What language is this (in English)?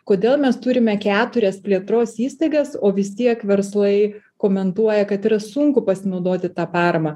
Lithuanian